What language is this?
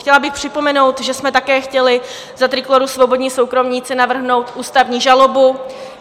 Czech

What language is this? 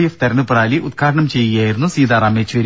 Malayalam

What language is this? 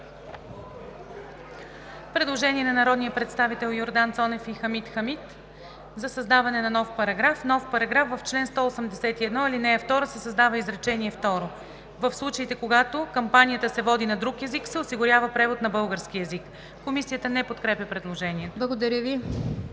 Bulgarian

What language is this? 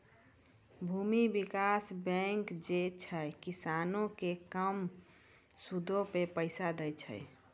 Maithili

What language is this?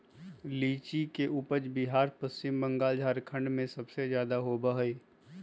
Magahi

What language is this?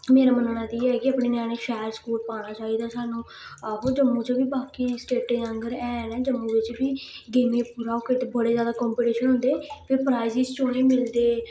Dogri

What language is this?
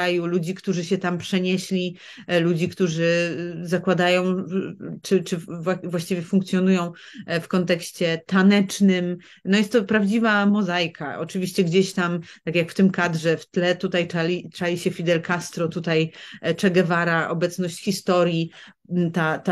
Polish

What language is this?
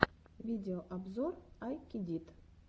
Russian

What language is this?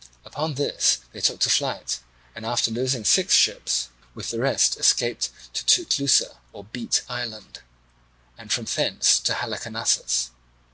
English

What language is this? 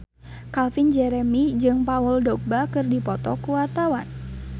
Sundanese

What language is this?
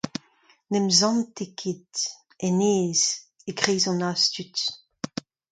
Breton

